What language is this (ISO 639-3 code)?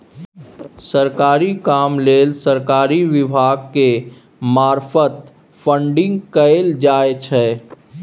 mai